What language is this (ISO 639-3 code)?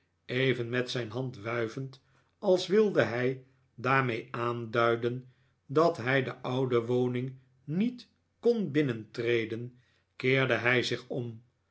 nld